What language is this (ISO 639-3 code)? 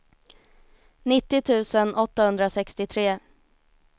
swe